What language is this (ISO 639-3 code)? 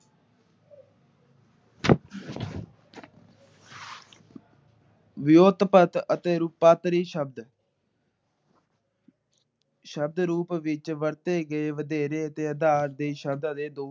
pan